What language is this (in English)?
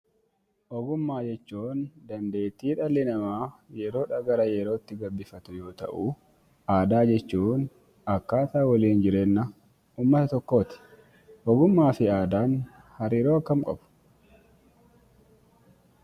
Oromo